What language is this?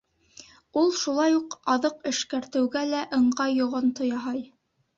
Bashkir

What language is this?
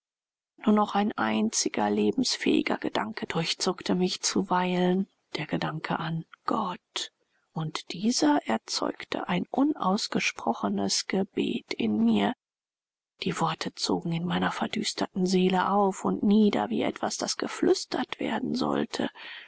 German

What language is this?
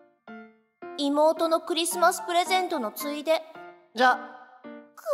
Japanese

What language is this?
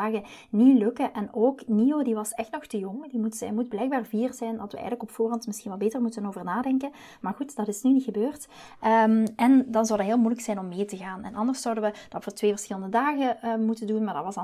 Dutch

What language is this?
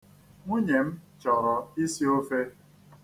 Igbo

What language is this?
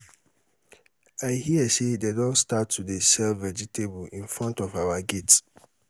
Nigerian Pidgin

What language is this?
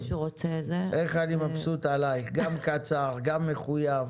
Hebrew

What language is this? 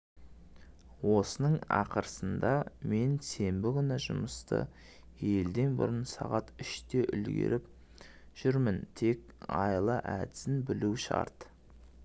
Kazakh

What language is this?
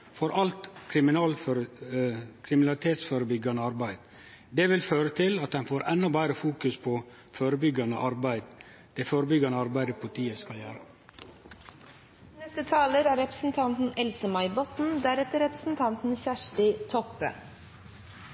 Norwegian Nynorsk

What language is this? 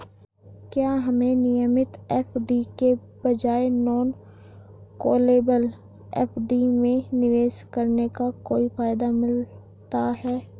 Hindi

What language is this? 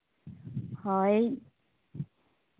Santali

